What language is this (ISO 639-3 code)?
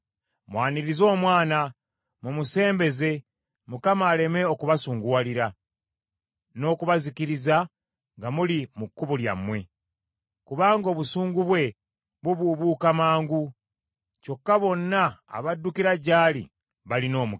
lug